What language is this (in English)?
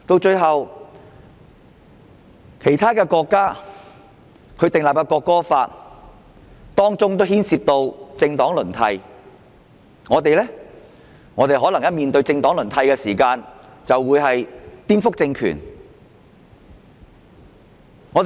Cantonese